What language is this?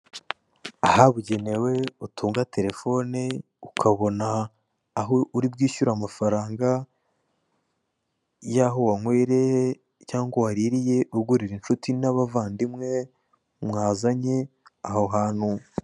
Kinyarwanda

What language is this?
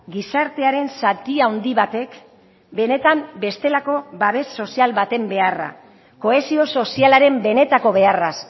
Basque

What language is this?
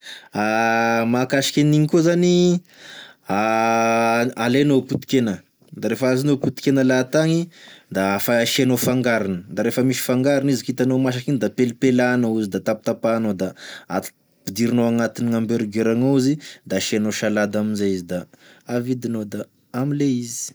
Tesaka Malagasy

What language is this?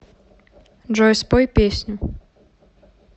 Russian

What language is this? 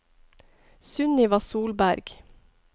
Norwegian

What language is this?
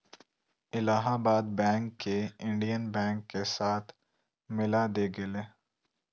Magahi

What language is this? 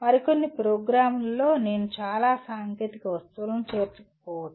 Telugu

